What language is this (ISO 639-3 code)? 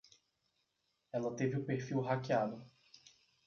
por